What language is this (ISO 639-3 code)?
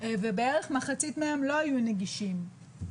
heb